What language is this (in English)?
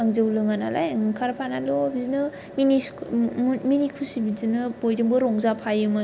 Bodo